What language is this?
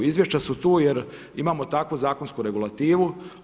Croatian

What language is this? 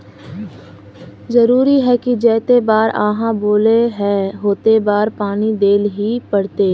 Magahi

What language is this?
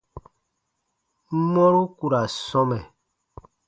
Baatonum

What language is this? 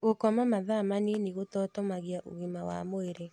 Kikuyu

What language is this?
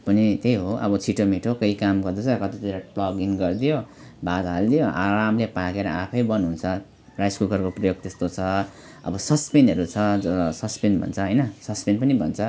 Nepali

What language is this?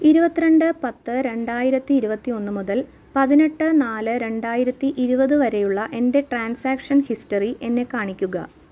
Malayalam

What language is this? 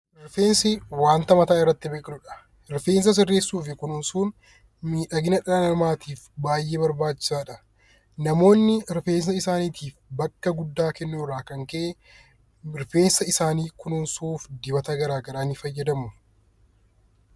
Oromo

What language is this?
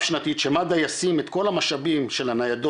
Hebrew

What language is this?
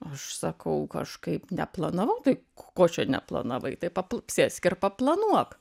Lithuanian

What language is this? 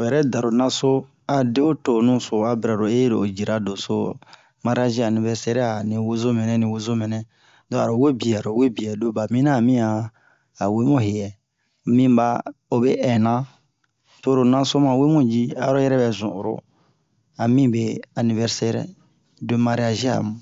Bomu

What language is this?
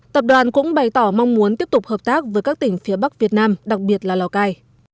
Vietnamese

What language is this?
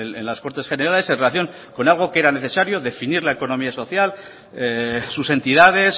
Spanish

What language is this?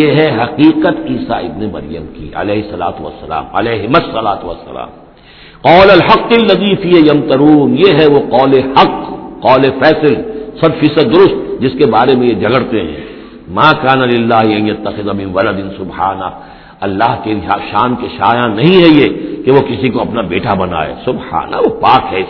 Urdu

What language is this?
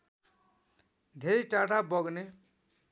Nepali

